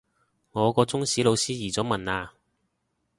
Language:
Cantonese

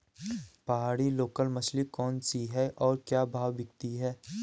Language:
Hindi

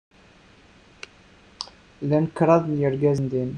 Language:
Kabyle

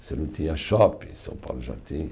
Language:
Portuguese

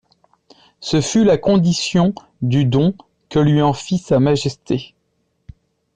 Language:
French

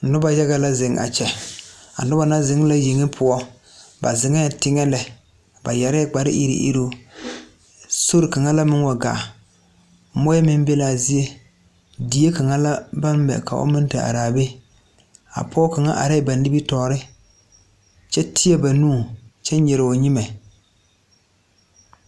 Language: Southern Dagaare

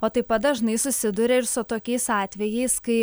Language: Lithuanian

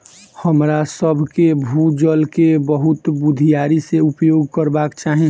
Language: Maithili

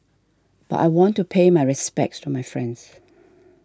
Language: English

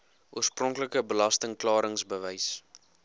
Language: Afrikaans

